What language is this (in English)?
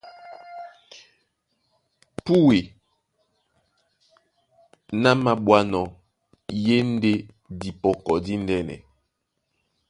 Duala